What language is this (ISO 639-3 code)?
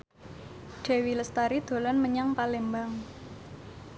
jav